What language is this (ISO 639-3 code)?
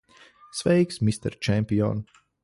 lav